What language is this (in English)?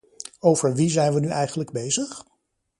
Dutch